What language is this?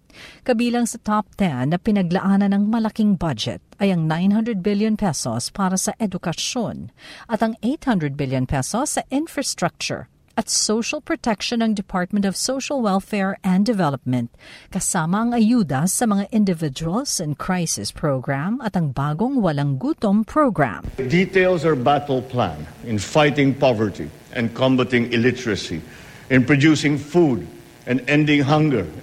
Filipino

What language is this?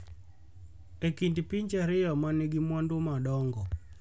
Luo (Kenya and Tanzania)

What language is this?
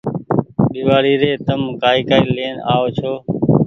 Goaria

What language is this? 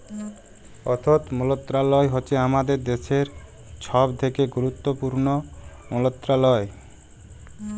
Bangla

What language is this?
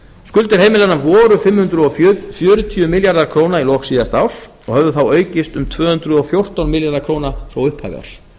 Icelandic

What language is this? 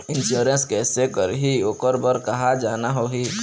Chhattisgarhi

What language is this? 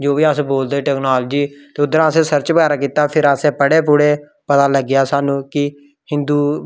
Dogri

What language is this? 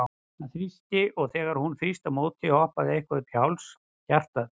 Icelandic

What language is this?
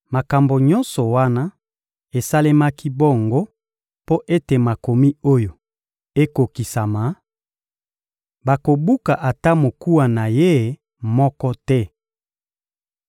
Lingala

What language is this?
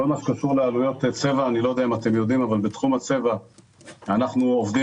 Hebrew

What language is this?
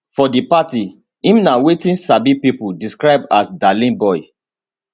Nigerian Pidgin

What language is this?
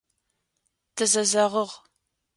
Adyghe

